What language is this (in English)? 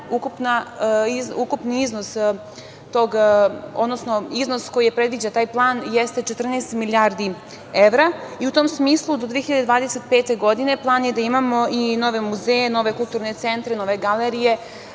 Serbian